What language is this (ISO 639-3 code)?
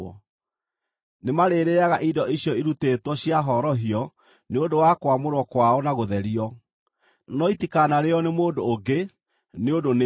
kik